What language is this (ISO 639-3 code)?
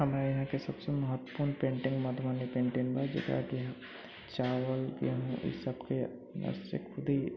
mai